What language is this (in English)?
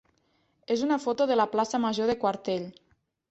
Catalan